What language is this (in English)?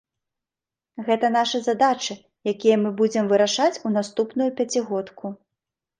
Belarusian